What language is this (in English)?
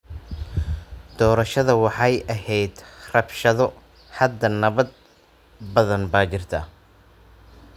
Somali